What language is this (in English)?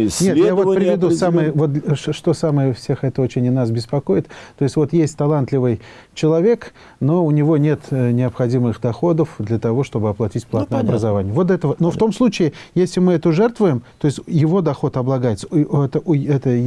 Russian